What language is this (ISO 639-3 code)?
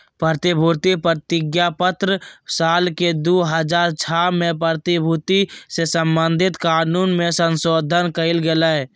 mag